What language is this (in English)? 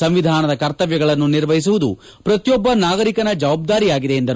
Kannada